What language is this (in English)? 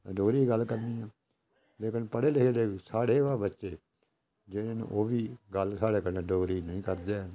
Dogri